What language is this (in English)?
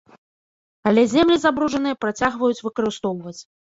Belarusian